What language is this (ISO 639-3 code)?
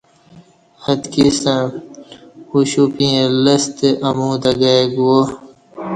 bsh